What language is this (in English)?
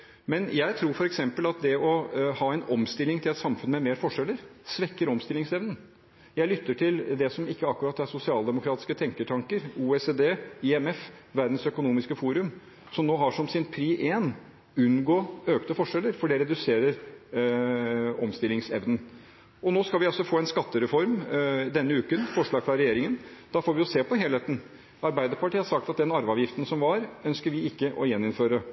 Norwegian Bokmål